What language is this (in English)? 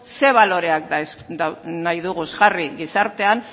Basque